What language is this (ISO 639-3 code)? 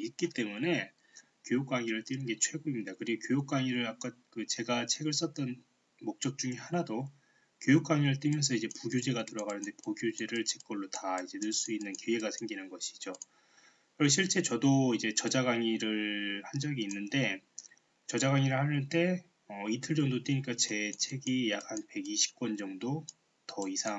kor